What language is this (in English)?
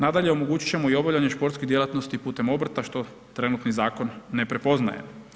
Croatian